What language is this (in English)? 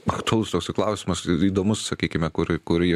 Lithuanian